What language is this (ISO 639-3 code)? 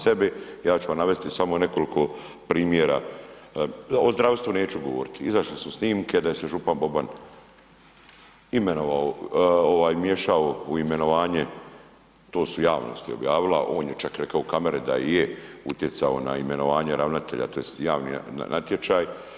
hrv